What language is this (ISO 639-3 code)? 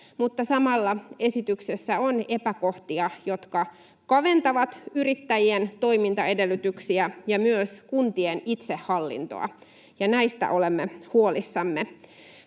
fin